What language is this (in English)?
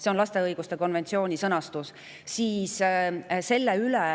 Estonian